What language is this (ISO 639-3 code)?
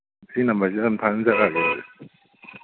mni